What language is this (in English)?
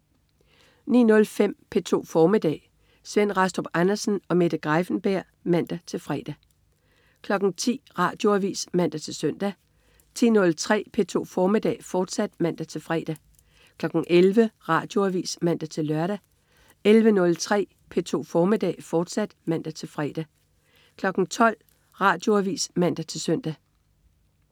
Danish